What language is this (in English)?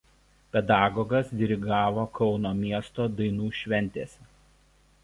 Lithuanian